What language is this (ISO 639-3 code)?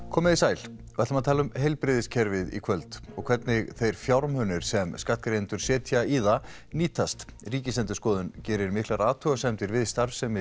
isl